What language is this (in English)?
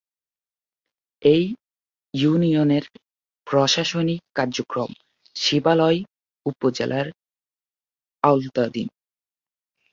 Bangla